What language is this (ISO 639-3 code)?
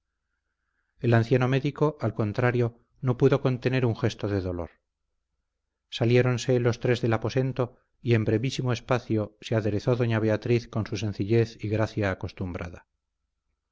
spa